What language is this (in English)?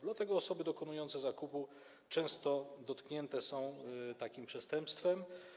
Polish